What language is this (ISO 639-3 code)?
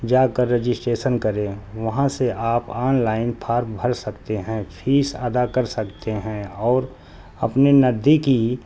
urd